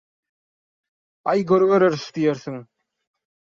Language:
Turkmen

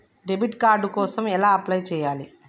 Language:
Telugu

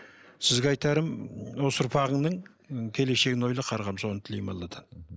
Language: Kazakh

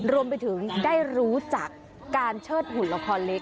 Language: Thai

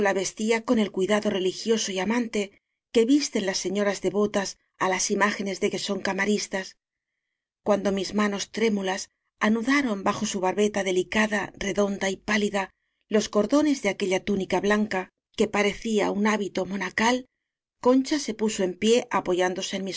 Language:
Spanish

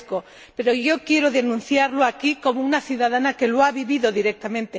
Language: Spanish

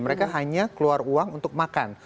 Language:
Indonesian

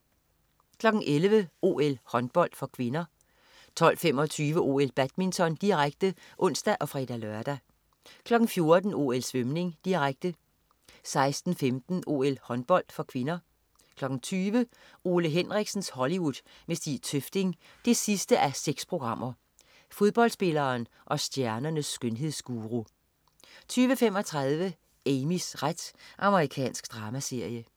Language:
Danish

